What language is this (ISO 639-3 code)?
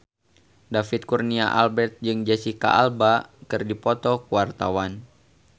sun